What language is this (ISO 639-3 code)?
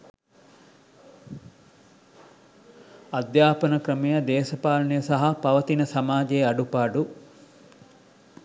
sin